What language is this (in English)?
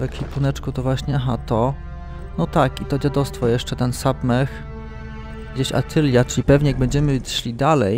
Polish